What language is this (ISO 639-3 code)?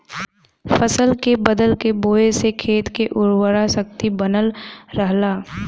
bho